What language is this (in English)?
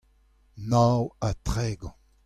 Breton